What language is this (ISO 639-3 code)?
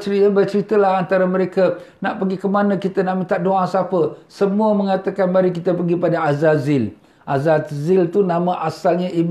msa